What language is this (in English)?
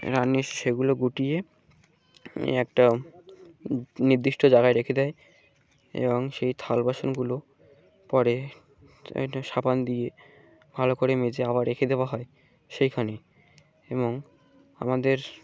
Bangla